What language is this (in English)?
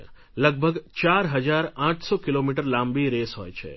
Gujarati